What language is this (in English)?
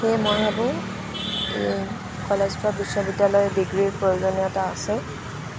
Assamese